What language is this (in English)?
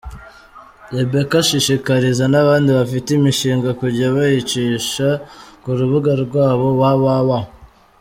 Kinyarwanda